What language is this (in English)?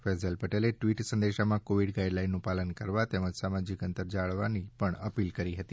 Gujarati